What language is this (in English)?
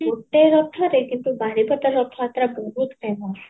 Odia